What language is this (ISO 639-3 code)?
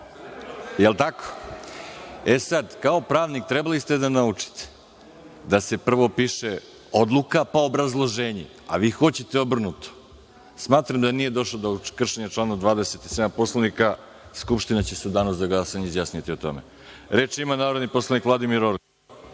srp